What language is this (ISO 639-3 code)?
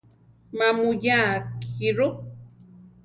tar